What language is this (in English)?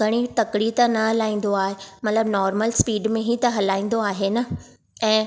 Sindhi